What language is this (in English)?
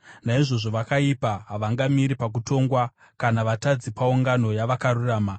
Shona